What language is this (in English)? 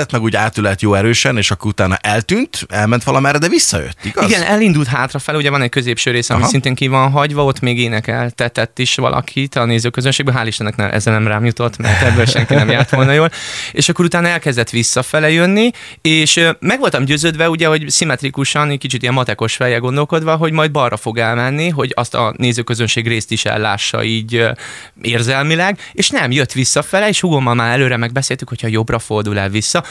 Hungarian